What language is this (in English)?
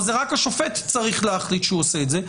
Hebrew